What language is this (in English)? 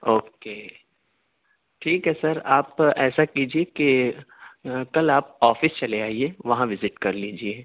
Urdu